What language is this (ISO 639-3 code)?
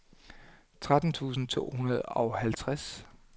dan